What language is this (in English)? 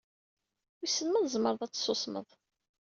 Kabyle